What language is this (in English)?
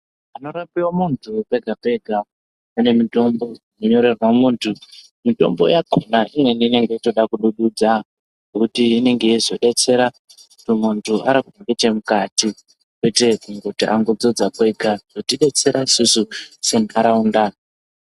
Ndau